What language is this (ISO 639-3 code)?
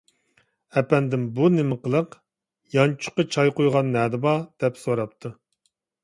uig